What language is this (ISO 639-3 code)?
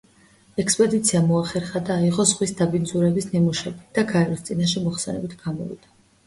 kat